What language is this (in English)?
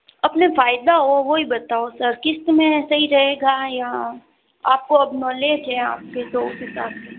Hindi